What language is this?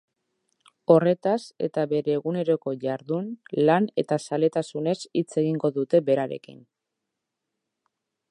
Basque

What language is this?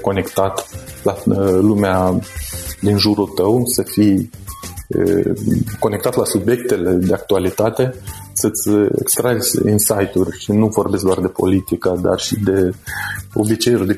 Romanian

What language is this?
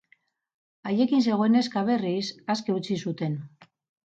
Basque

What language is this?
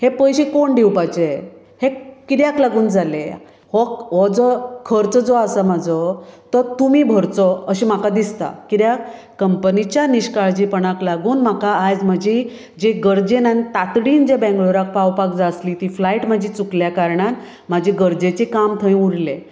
Konkani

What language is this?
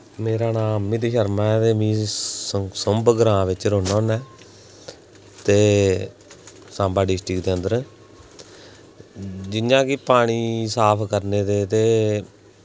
Dogri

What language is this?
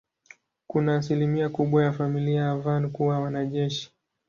Swahili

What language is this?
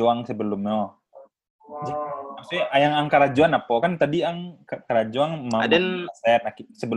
Indonesian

